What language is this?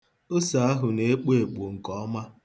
Igbo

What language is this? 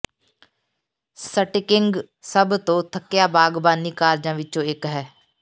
Punjabi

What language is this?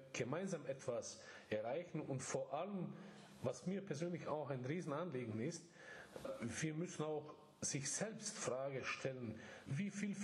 German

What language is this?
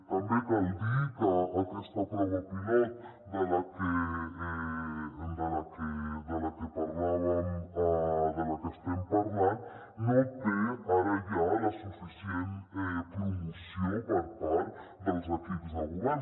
Catalan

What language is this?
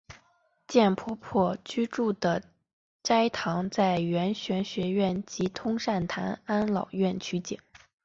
Chinese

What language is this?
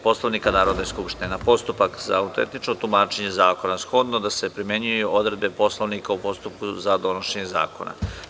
Serbian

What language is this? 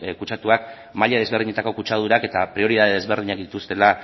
Basque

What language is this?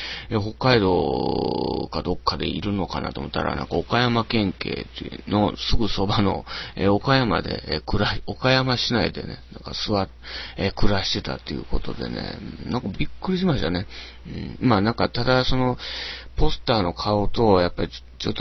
Japanese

